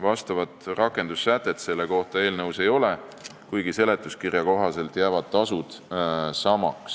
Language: Estonian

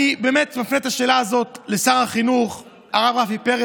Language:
Hebrew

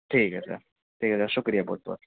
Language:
Urdu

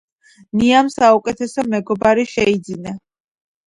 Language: Georgian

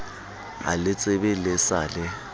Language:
Southern Sotho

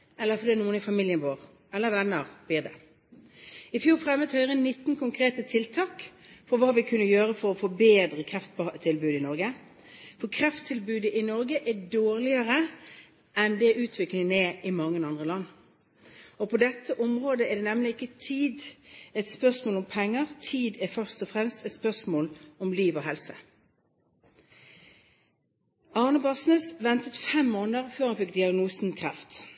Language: Norwegian Bokmål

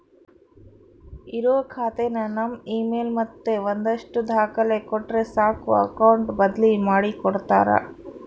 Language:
Kannada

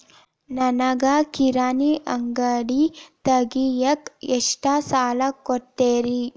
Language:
Kannada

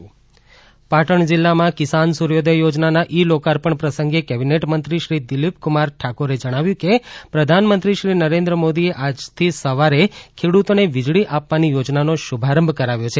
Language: Gujarati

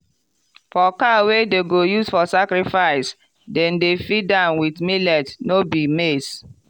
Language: Nigerian Pidgin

